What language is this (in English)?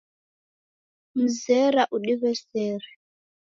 Taita